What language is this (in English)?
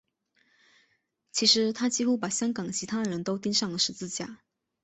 Chinese